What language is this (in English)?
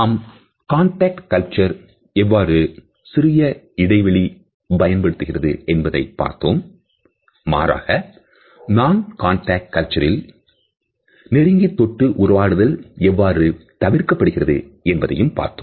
Tamil